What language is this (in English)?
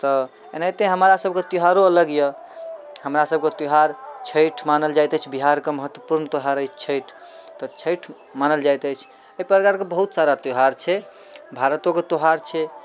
Maithili